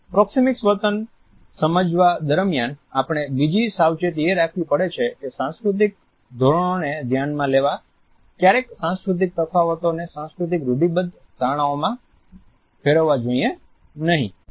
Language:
Gujarati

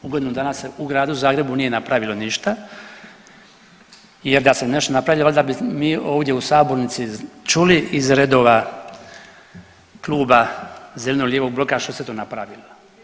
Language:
Croatian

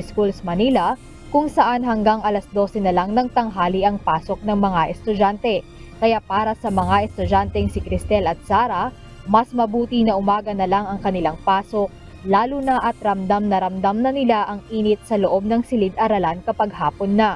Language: Filipino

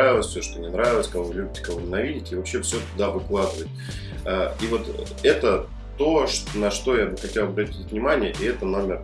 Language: Russian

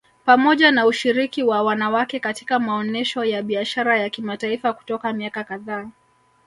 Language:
Swahili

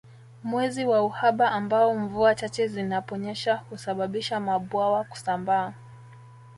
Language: Swahili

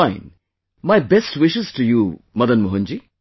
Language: English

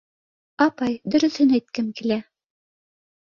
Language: Bashkir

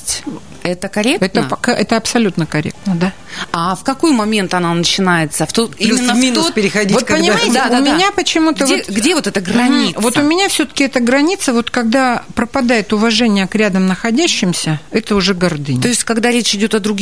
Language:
Russian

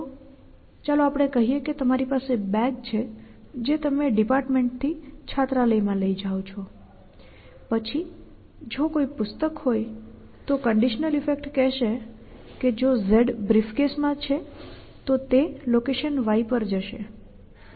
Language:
Gujarati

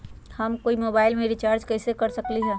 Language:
Magahi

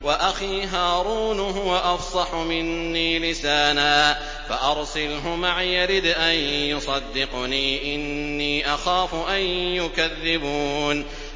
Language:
Arabic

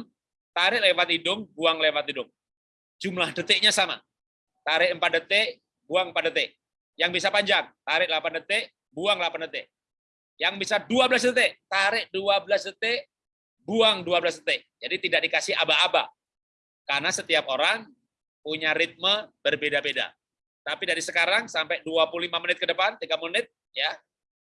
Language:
Indonesian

